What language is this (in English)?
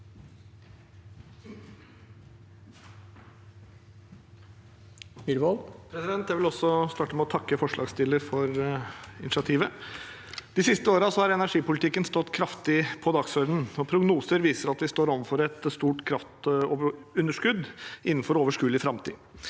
Norwegian